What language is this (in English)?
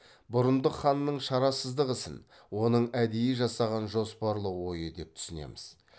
Kazakh